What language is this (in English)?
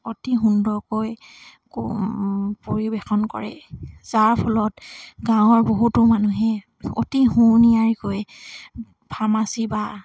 Assamese